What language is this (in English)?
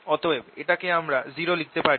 Bangla